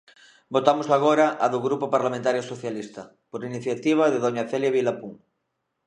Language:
Galician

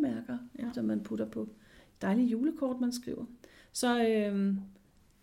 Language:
Danish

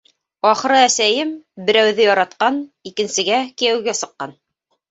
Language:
Bashkir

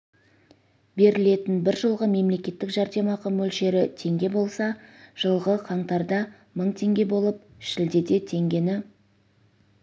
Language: Kazakh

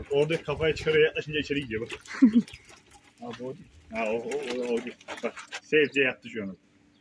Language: Turkish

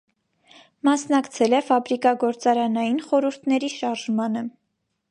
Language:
Armenian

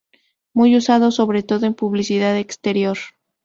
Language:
Spanish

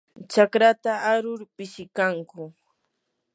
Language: Yanahuanca Pasco Quechua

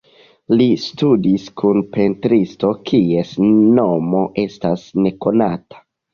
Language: Esperanto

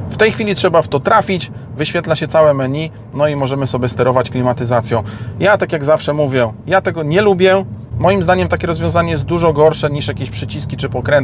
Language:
Polish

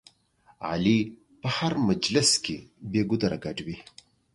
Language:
Pashto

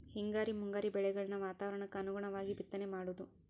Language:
Kannada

